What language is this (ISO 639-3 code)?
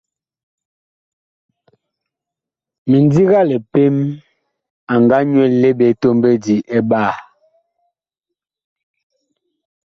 bkh